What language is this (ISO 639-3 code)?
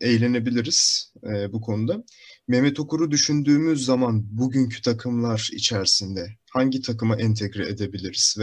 tur